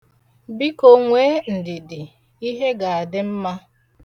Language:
Igbo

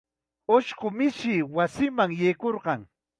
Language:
Chiquián Ancash Quechua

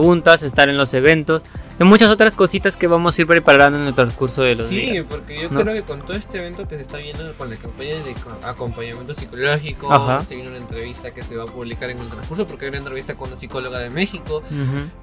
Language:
Spanish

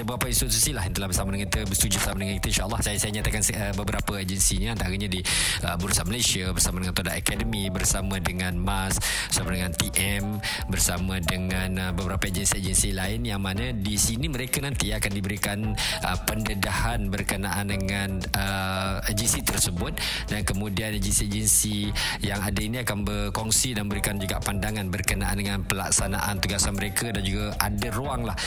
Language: Malay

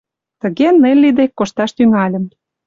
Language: Mari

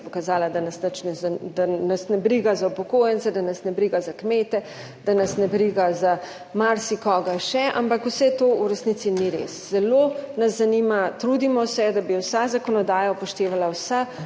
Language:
Slovenian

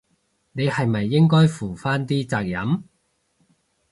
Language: Cantonese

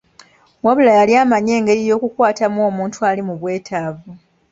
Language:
Ganda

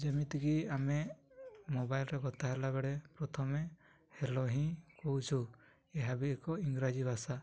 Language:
Odia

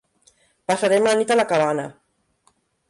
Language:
Catalan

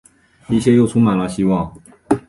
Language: Chinese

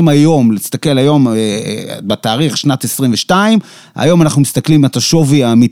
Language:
Hebrew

